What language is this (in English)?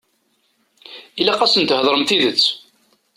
Kabyle